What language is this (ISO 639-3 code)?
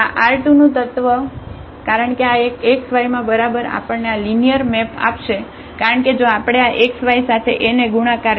guj